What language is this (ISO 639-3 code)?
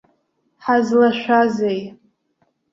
abk